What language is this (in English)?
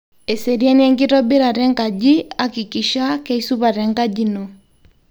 Masai